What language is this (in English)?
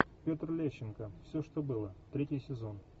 Russian